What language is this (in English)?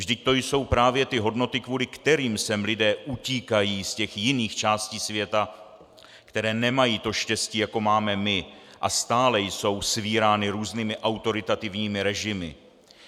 Czech